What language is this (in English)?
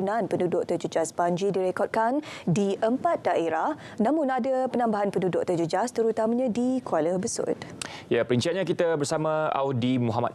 Malay